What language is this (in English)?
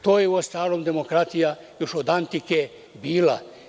Serbian